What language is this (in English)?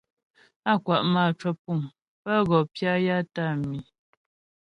Ghomala